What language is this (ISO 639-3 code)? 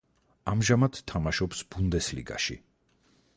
kat